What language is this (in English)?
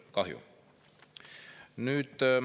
Estonian